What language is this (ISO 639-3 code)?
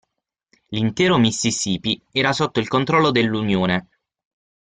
ita